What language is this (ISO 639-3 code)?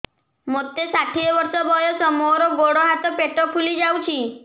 ori